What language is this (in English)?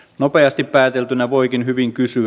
Finnish